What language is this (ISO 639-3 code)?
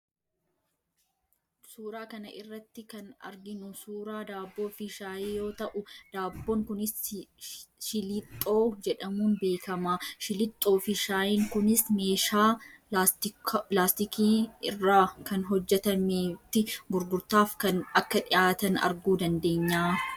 orm